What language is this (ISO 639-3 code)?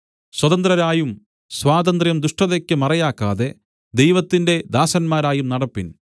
mal